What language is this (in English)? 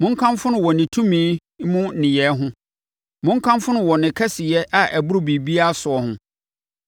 Akan